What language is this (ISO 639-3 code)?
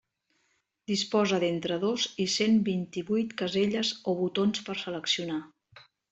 cat